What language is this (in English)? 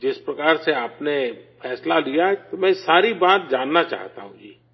Urdu